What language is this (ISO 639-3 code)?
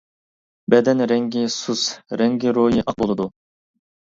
uig